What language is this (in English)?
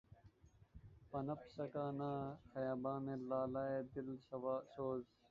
Urdu